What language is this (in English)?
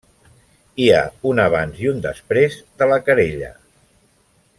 Catalan